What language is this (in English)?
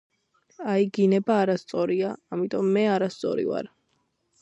Georgian